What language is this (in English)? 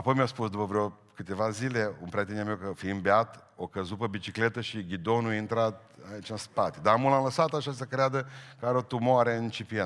Romanian